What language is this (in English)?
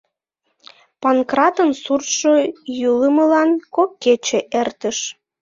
Mari